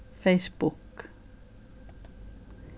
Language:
Faroese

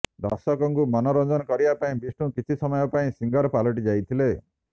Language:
Odia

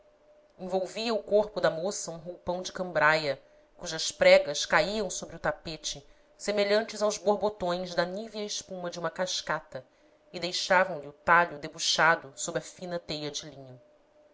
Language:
Portuguese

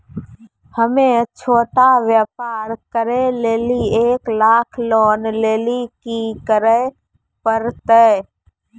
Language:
Maithili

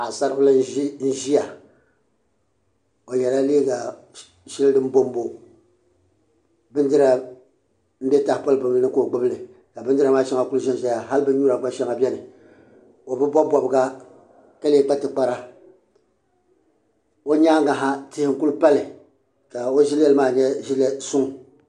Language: Dagbani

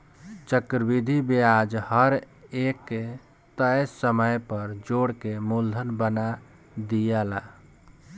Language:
Bhojpuri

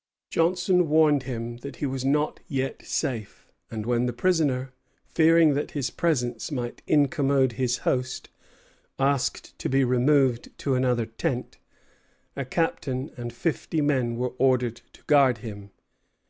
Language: English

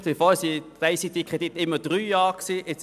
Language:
Swiss German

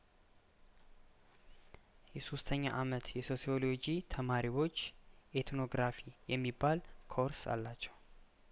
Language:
Amharic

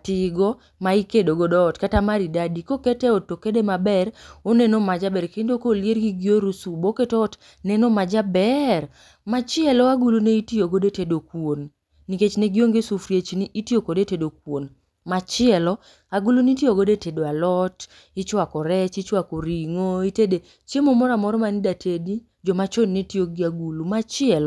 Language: Luo (Kenya and Tanzania)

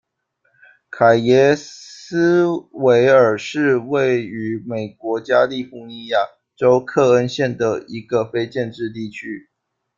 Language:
Chinese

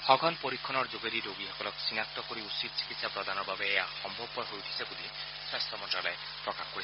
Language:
Assamese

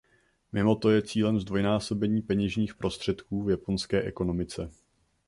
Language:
Czech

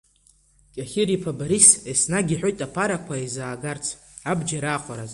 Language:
Abkhazian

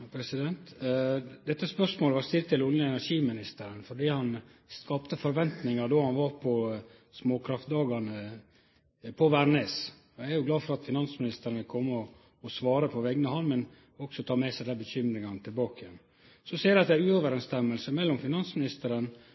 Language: Norwegian Nynorsk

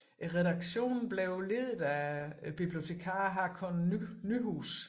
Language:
Danish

